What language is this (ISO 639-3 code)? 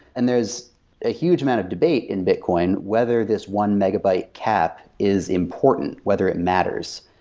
eng